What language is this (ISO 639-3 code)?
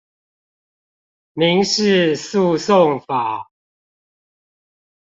zho